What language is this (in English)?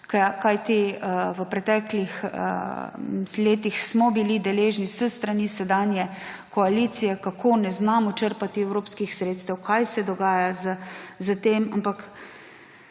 Slovenian